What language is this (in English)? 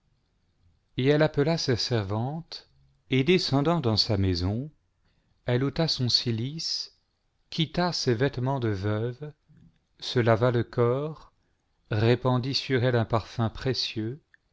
French